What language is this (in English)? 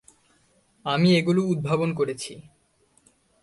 Bangla